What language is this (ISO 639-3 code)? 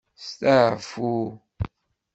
kab